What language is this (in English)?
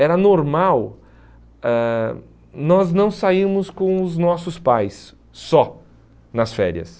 Portuguese